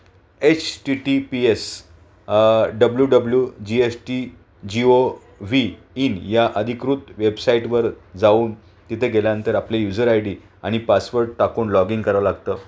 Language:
Marathi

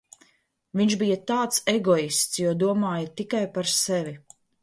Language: Latvian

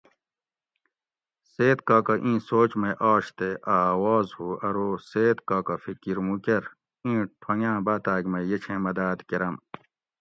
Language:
Gawri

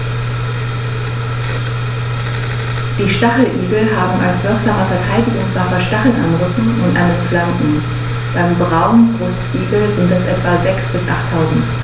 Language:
German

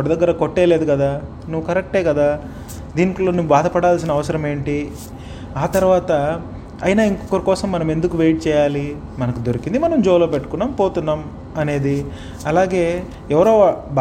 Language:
Telugu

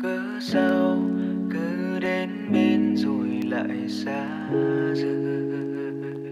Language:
Vietnamese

